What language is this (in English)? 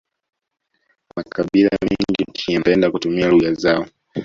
Swahili